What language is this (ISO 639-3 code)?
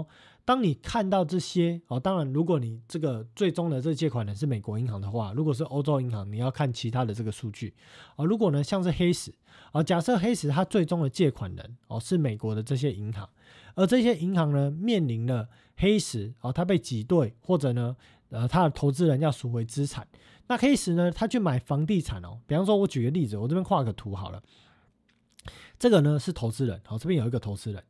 zho